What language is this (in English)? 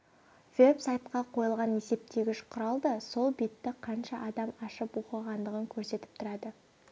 Kazakh